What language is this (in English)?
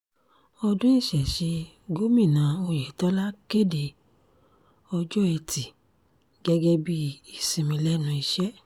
Yoruba